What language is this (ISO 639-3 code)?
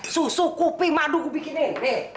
ind